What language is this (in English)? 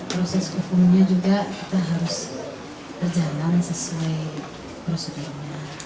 Indonesian